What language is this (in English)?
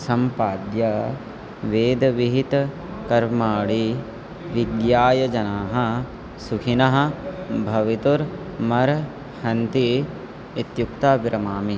Sanskrit